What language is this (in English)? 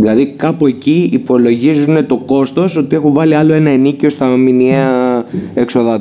Greek